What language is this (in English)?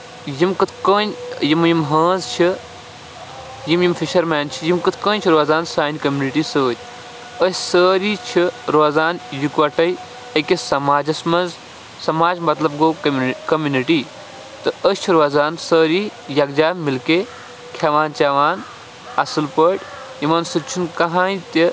Kashmiri